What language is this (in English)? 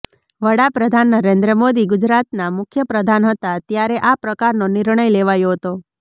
Gujarati